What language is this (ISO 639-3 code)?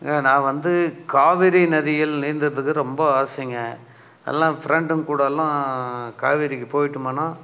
tam